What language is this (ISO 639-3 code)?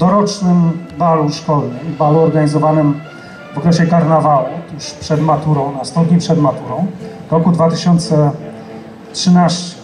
pol